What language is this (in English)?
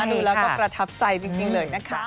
Thai